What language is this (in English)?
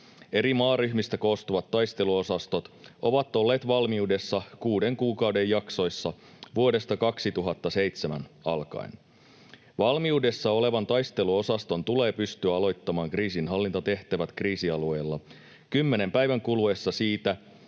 Finnish